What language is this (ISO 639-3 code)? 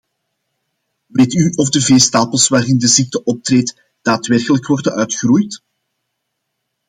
nld